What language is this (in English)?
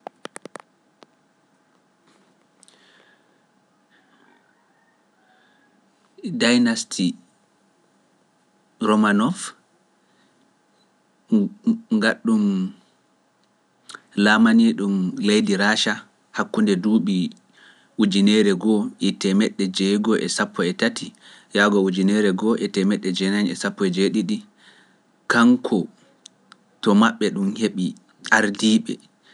Pular